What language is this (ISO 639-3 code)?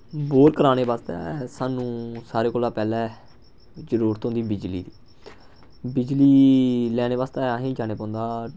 doi